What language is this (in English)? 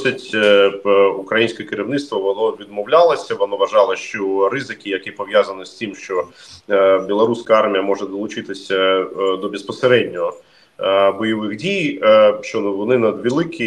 Ukrainian